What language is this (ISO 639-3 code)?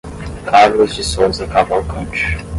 por